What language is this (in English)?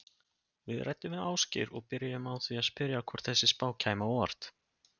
Icelandic